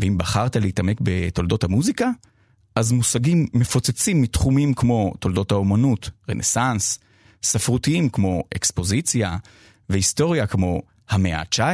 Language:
Hebrew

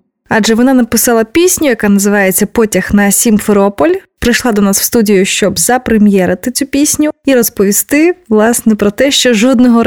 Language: Ukrainian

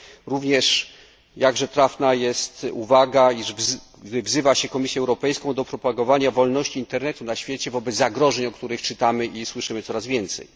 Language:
Polish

